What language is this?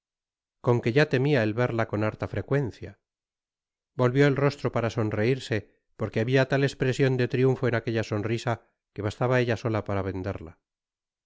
Spanish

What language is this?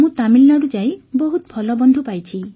Odia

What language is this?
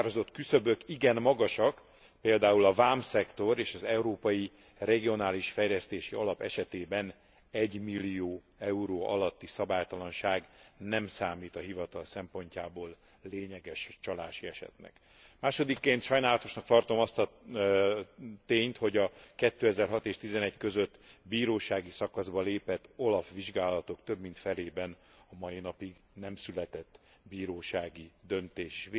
Hungarian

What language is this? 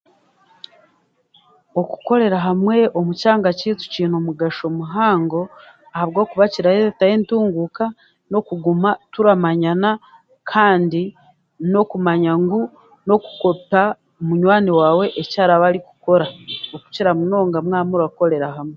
Chiga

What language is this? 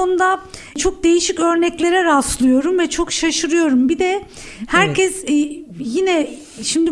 Turkish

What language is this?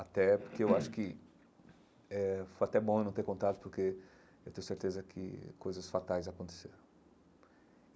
Portuguese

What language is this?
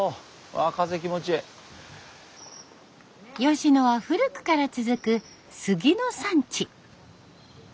Japanese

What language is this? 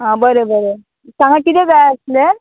Konkani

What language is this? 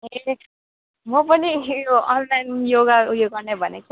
Nepali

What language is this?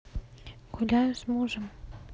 Russian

